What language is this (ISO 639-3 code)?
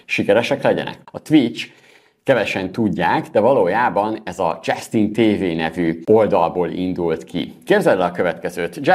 hun